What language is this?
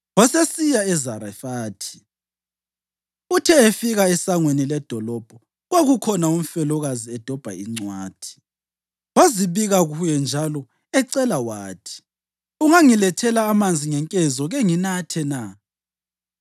North Ndebele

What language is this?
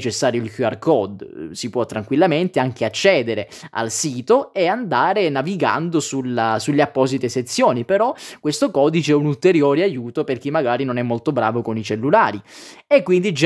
Italian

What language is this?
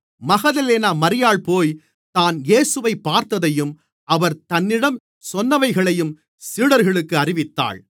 Tamil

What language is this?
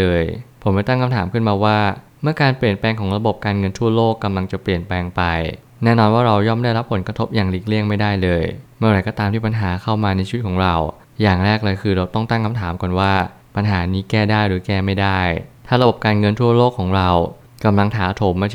Thai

